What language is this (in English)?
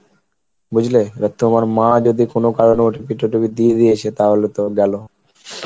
Bangla